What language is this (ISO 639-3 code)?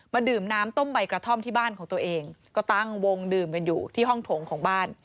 tha